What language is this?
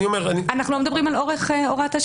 Hebrew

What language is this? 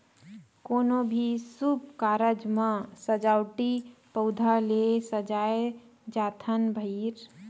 Chhattisgarhi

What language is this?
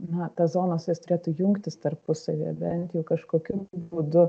Lithuanian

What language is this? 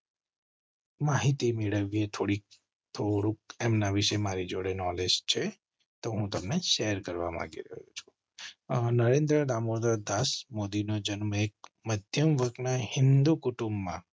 Gujarati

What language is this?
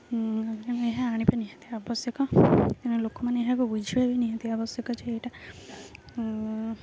Odia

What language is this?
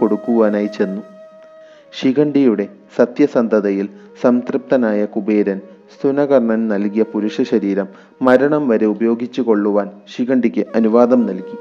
Malayalam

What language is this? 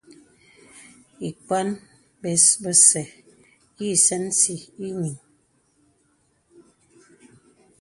Bebele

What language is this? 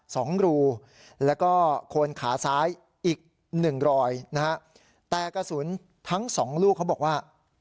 Thai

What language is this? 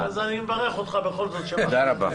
Hebrew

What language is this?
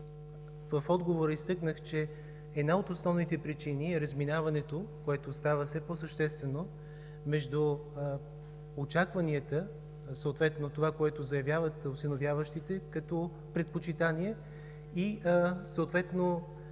Bulgarian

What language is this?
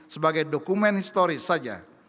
Indonesian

